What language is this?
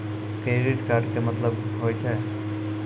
Maithili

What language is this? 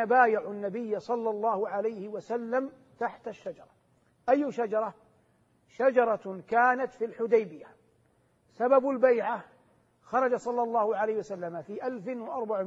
Arabic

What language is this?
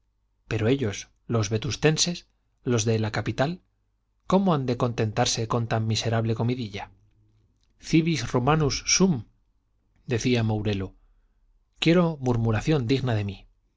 Spanish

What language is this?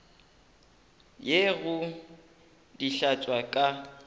Northern Sotho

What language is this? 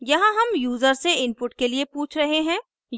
Hindi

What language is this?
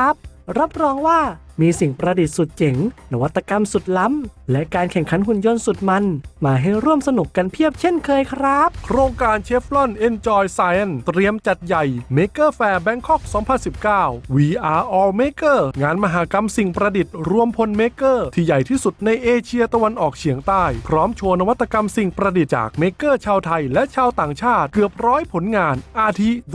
Thai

